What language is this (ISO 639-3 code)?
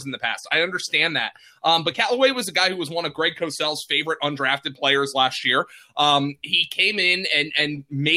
eng